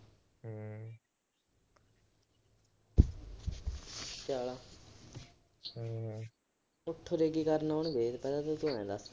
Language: Punjabi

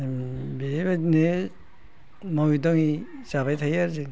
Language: Bodo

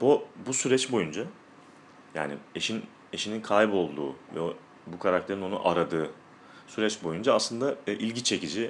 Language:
Turkish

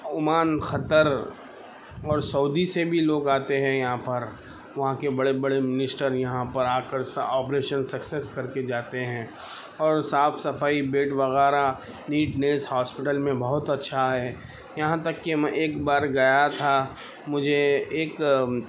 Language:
Urdu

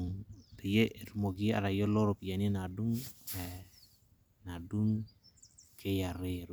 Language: Masai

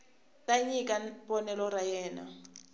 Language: Tsonga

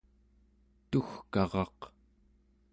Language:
Central Yupik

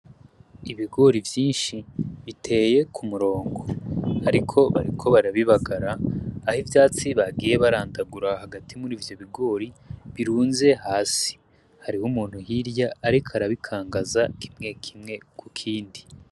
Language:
Rundi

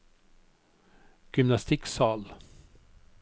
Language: Norwegian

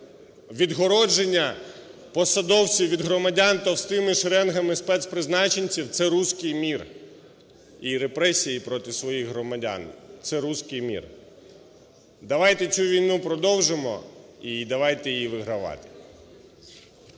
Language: Ukrainian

